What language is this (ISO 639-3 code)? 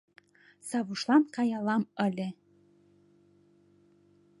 chm